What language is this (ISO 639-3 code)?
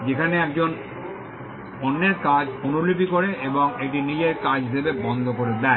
ben